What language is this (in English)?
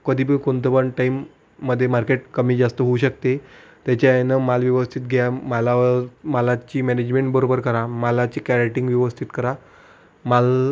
Marathi